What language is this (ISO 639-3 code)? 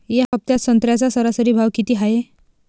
mar